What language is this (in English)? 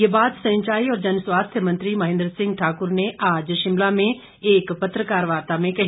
Hindi